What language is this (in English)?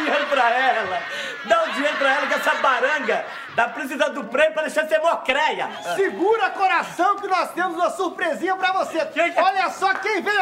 Portuguese